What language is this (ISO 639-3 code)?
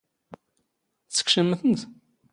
zgh